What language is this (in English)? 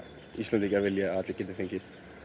Icelandic